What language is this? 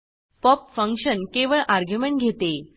Marathi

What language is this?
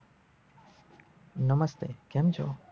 Gujarati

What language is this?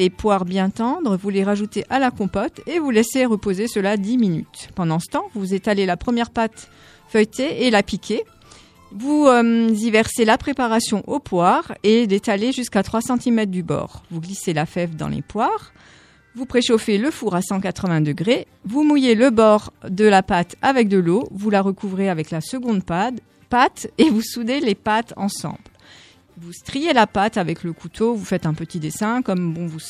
French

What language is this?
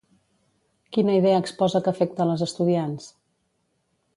Catalan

